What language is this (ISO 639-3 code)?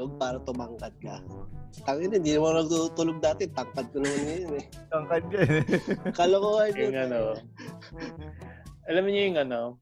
fil